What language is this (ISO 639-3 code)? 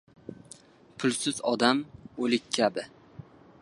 uzb